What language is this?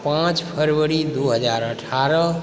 Maithili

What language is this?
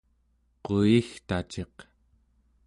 Central Yupik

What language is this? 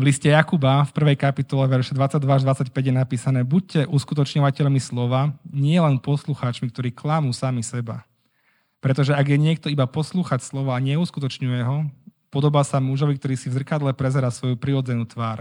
Slovak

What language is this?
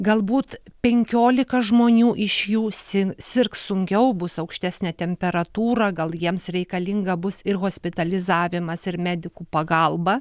Lithuanian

